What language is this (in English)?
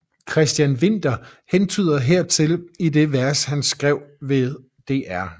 Danish